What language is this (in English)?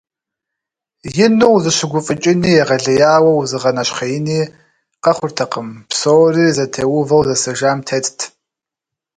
Kabardian